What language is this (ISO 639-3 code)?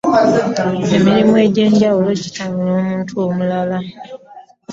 lug